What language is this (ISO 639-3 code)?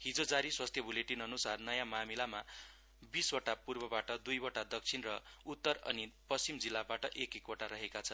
nep